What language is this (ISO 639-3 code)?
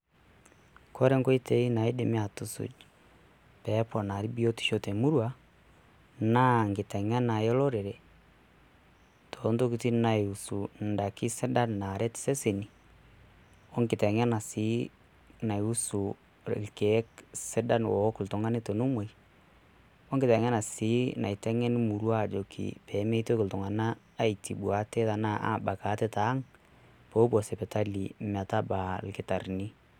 mas